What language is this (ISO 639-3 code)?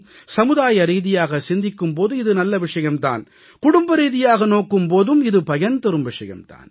tam